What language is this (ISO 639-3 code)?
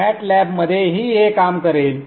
mar